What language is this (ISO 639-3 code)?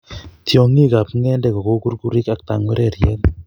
kln